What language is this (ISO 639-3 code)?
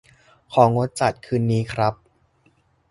tha